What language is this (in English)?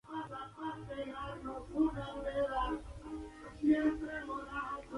Spanish